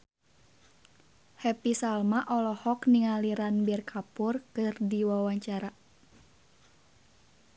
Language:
Sundanese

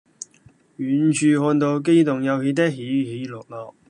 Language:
Cantonese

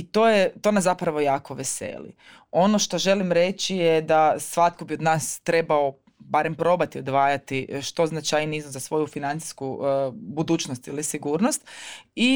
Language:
Croatian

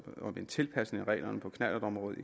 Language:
Danish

